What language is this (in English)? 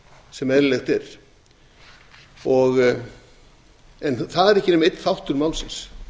Icelandic